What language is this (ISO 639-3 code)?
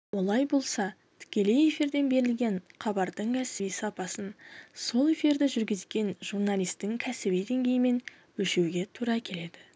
kaz